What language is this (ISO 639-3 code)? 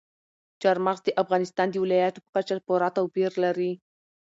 pus